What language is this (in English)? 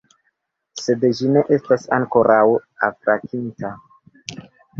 Esperanto